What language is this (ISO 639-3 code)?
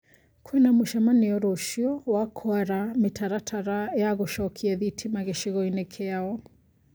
kik